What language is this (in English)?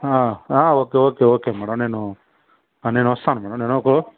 Telugu